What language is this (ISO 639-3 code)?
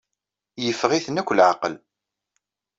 kab